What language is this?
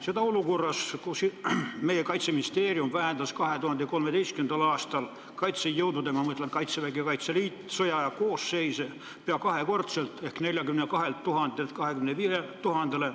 Estonian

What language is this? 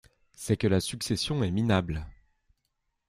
French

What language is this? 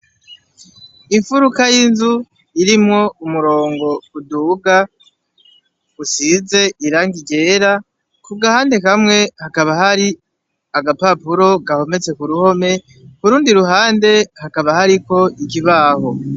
Rundi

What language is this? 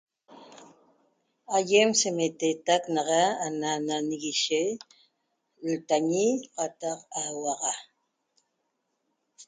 Toba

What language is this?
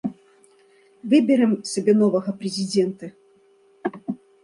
Belarusian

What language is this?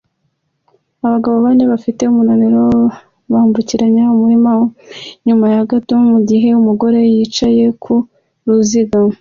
Kinyarwanda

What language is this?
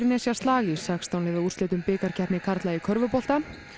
Icelandic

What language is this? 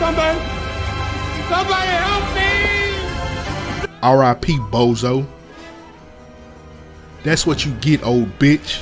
English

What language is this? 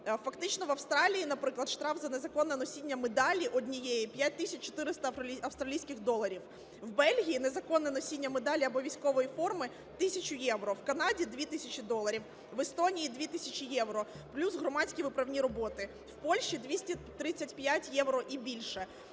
Ukrainian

